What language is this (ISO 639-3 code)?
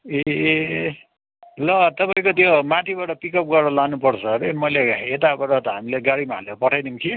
nep